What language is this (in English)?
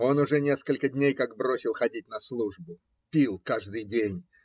Russian